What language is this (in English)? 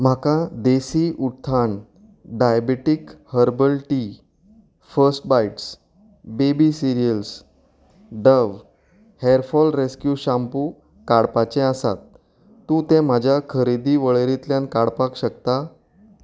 Konkani